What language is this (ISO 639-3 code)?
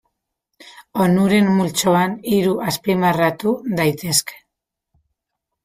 eus